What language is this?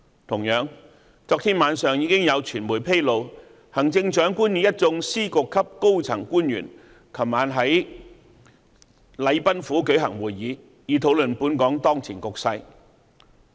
Cantonese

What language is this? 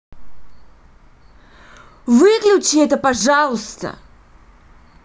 Russian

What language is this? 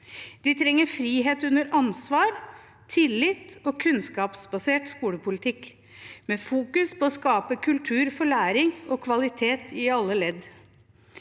Norwegian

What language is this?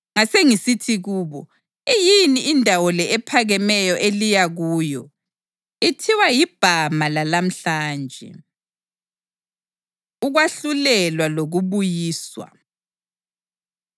North Ndebele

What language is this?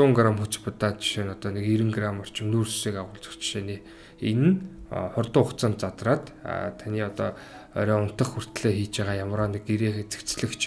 Turkish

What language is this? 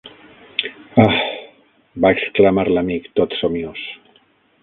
Catalan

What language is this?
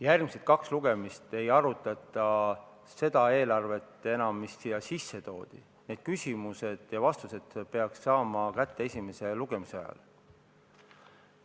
Estonian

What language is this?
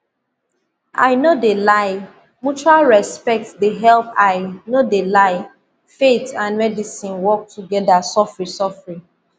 Nigerian Pidgin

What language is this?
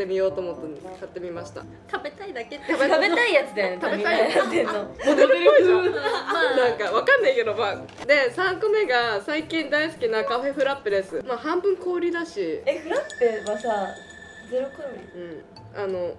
Japanese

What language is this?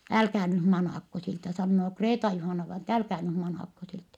Finnish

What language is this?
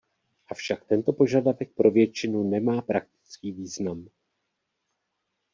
Czech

